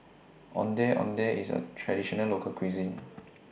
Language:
English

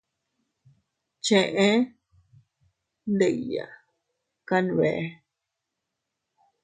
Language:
Teutila Cuicatec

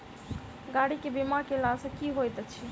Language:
Maithili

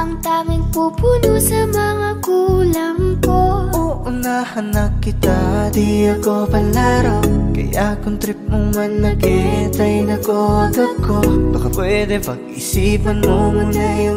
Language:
Indonesian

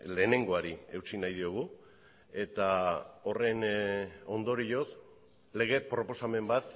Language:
Basque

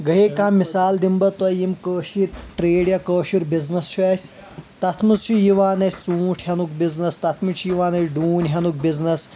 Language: Kashmiri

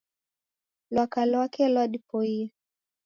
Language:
Taita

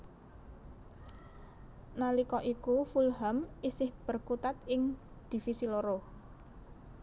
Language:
Javanese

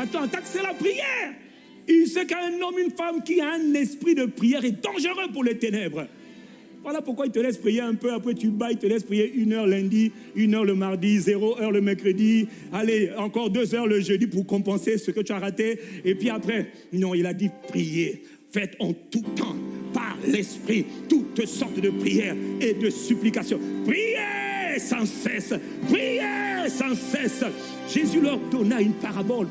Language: French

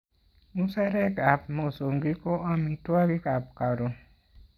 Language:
Kalenjin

